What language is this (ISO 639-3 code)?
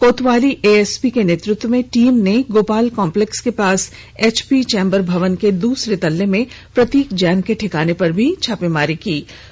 hin